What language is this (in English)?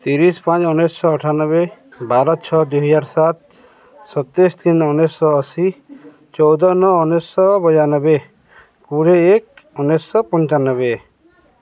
Odia